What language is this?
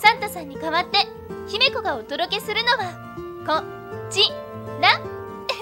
Japanese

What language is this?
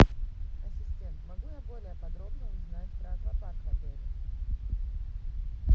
Russian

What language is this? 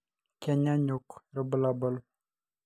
Masai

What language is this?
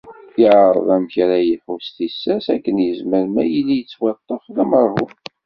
Kabyle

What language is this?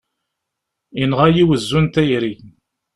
Kabyle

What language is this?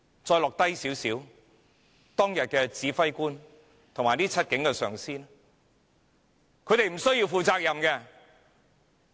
Cantonese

